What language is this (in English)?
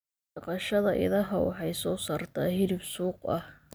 Somali